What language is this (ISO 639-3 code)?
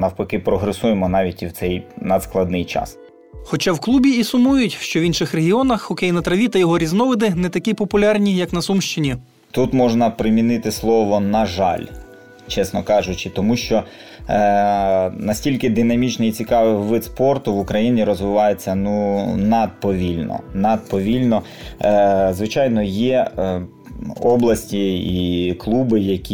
ukr